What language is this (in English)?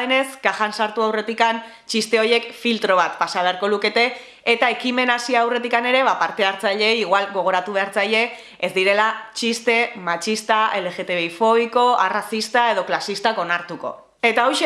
Basque